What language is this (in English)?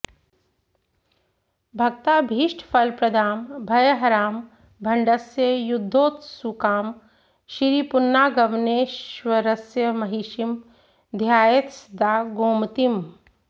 Sanskrit